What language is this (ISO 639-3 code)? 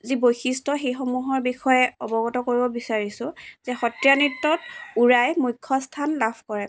asm